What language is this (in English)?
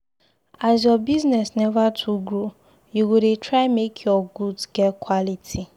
Nigerian Pidgin